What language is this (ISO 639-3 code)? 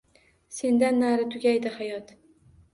uzb